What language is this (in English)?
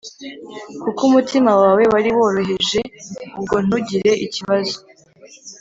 Kinyarwanda